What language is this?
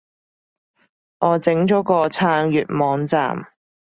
Cantonese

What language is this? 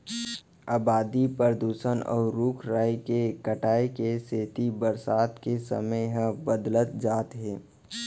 Chhattisgarhi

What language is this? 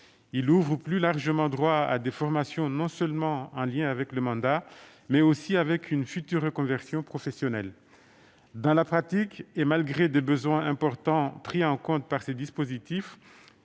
French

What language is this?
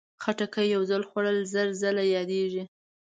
Pashto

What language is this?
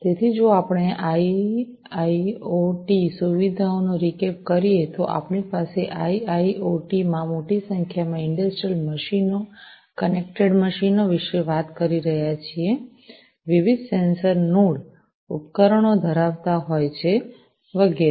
Gujarati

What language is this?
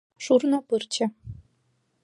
Mari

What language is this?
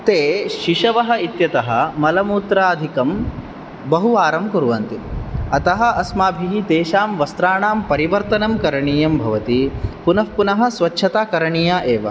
Sanskrit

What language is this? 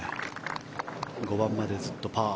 Japanese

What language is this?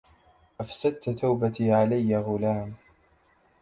Arabic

